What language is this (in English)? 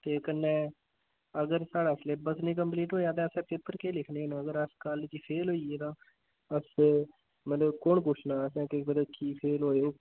Dogri